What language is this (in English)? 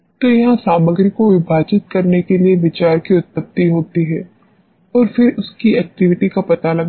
Hindi